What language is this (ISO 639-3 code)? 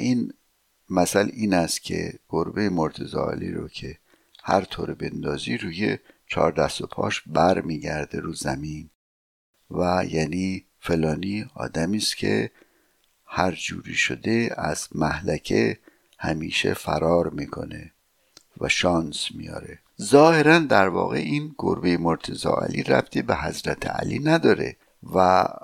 fas